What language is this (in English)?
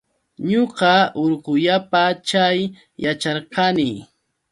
Yauyos Quechua